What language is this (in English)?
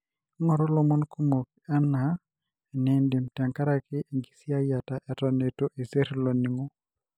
Masai